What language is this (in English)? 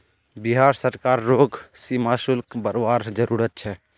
Magahi